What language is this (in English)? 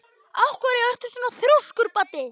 Icelandic